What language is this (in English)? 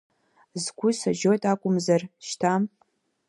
Abkhazian